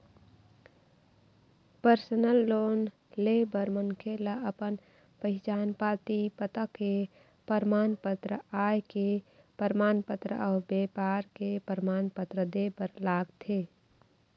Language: Chhattisgarhi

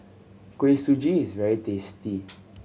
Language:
English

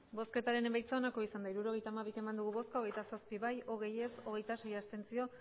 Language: Basque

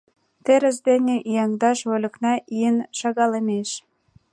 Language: Mari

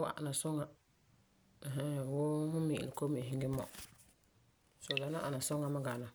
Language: Frafra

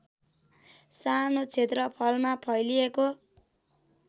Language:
Nepali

